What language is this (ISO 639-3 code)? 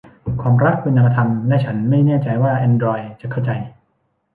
tha